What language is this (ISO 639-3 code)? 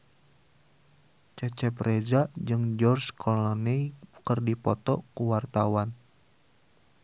sun